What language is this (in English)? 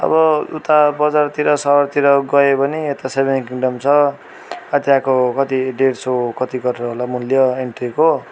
Nepali